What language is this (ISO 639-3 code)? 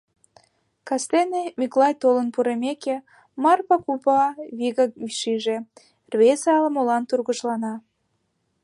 chm